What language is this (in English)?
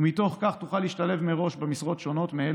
Hebrew